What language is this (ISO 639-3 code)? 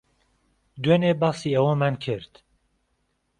ckb